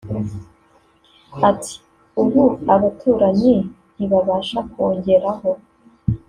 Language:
Kinyarwanda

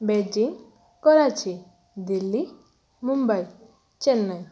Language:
Odia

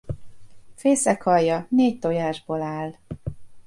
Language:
Hungarian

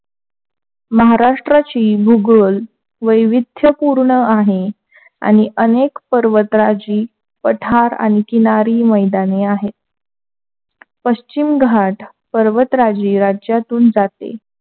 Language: Marathi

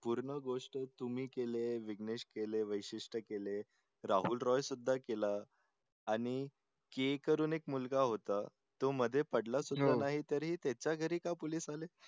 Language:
Marathi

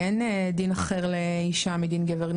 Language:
Hebrew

